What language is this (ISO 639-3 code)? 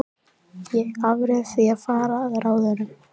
isl